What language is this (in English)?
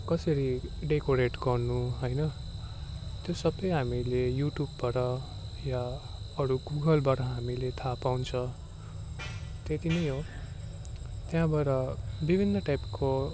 Nepali